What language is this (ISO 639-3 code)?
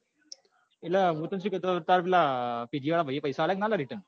guj